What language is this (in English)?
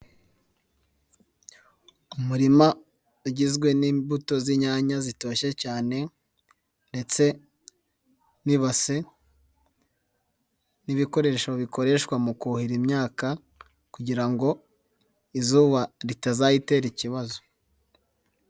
Kinyarwanda